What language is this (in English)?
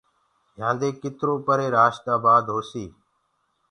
Gurgula